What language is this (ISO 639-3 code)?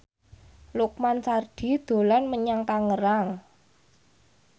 jav